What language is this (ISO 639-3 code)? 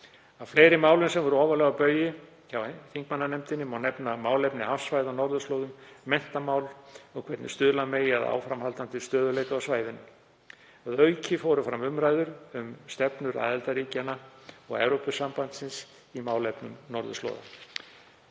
isl